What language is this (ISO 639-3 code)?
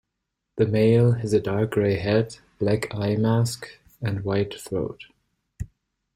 eng